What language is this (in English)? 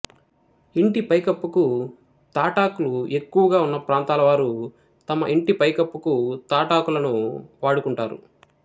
Telugu